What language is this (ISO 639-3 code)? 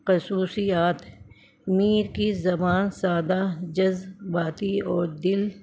urd